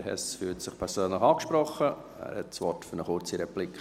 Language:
Swiss German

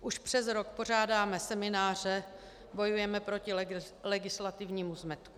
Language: Czech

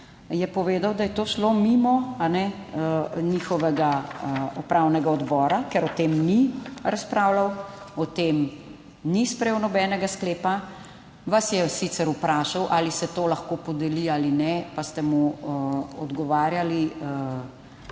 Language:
Slovenian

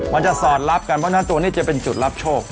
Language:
Thai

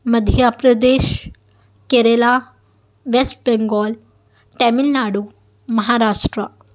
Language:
Urdu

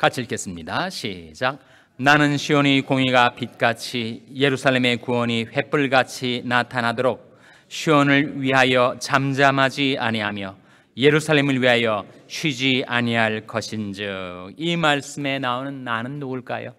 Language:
Korean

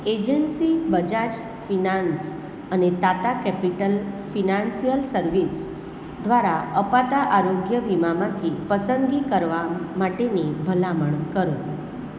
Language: Gujarati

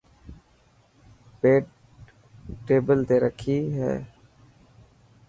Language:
Dhatki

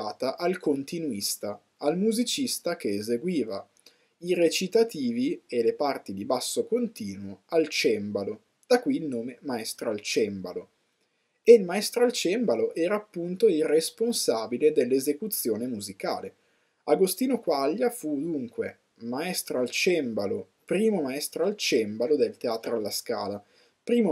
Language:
Italian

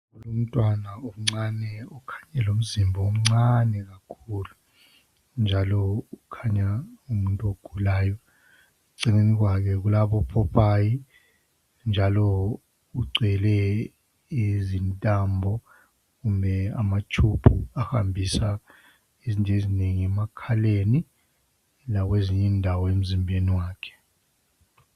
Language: North Ndebele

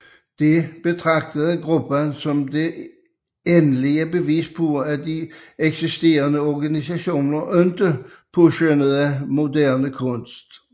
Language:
Danish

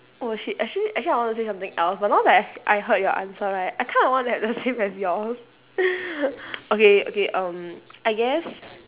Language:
English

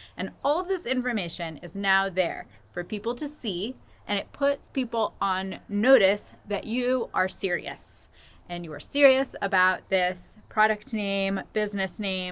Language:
English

